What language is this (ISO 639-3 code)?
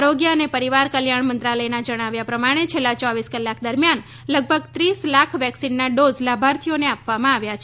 guj